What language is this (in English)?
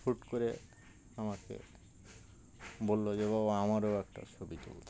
Bangla